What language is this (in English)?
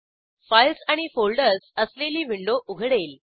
Marathi